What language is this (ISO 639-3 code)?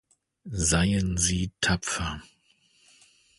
deu